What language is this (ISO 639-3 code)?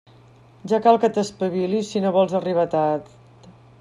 cat